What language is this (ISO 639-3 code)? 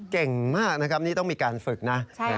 tha